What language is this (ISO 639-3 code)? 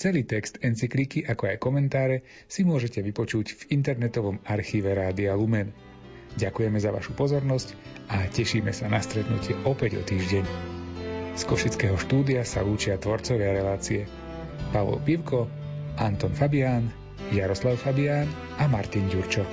slk